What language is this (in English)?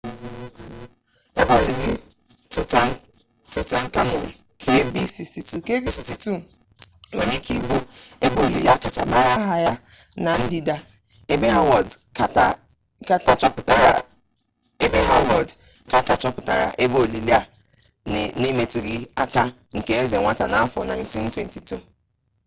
Igbo